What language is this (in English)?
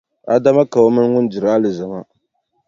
Dagbani